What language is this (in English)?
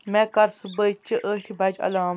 Kashmiri